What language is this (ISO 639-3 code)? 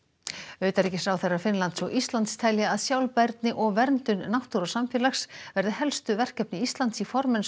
isl